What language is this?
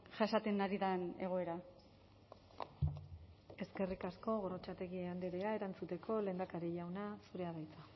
Basque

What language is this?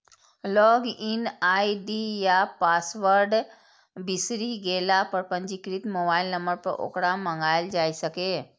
Maithili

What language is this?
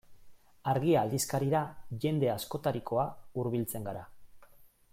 Basque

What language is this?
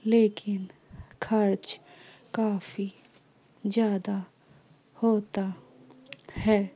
Urdu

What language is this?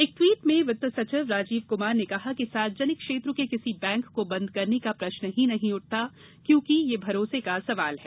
Hindi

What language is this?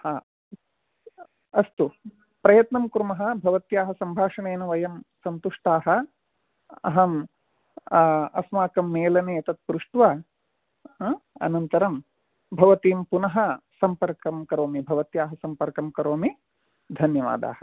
Sanskrit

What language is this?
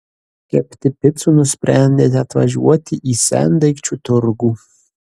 Lithuanian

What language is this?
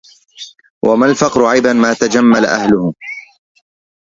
Arabic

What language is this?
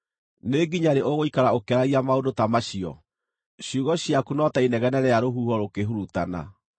Kikuyu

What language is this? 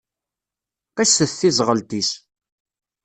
Kabyle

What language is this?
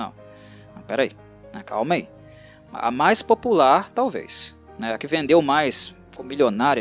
Portuguese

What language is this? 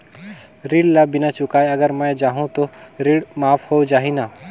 Chhattisgarhi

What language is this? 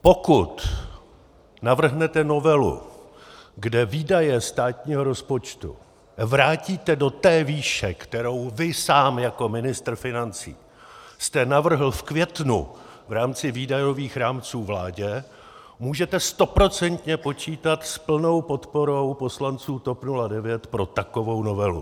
Czech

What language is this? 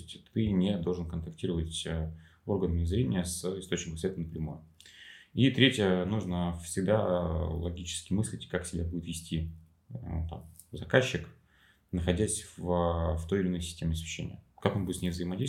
Russian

